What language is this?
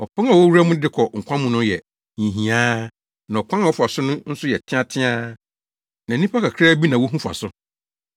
Akan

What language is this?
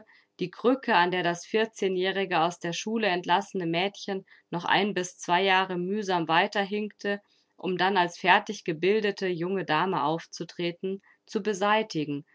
German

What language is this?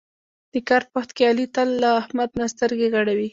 Pashto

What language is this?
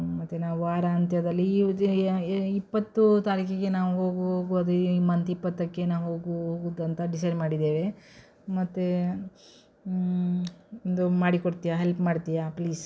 Kannada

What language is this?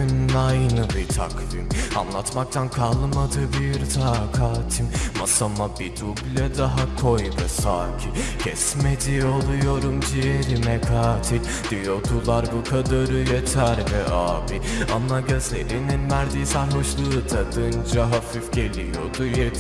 Turkish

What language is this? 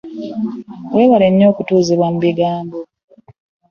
Ganda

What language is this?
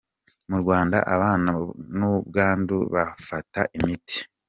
Kinyarwanda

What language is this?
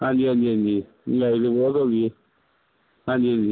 Punjabi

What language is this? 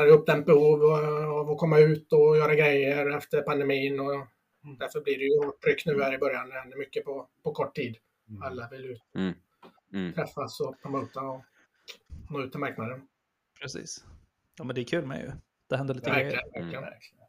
Swedish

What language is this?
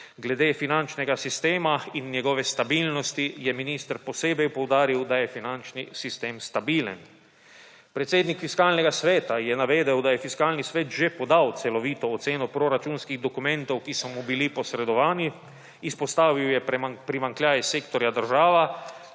Slovenian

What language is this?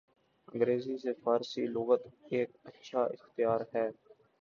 Urdu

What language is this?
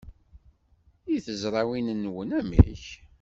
Kabyle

